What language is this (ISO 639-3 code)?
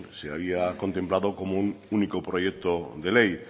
spa